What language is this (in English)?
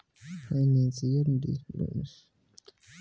Bhojpuri